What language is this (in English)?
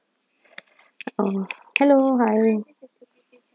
English